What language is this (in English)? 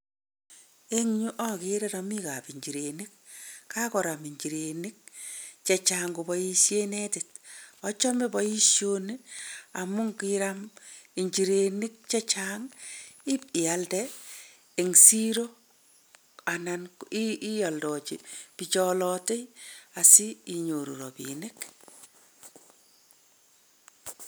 Kalenjin